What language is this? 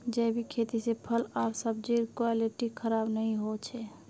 Magahi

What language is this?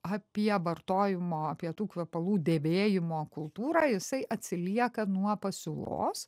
Lithuanian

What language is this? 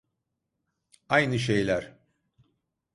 Turkish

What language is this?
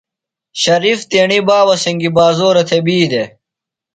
Phalura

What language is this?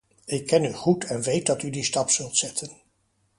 Dutch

